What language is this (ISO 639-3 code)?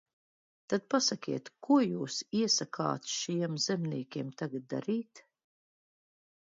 lav